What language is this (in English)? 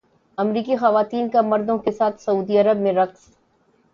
Urdu